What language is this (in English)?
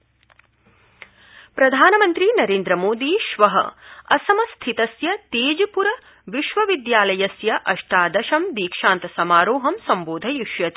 Sanskrit